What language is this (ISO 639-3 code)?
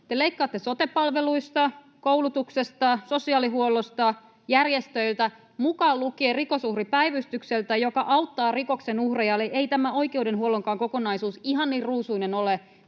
fin